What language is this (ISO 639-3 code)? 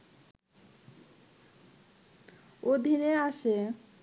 ben